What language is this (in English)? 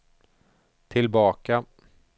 Swedish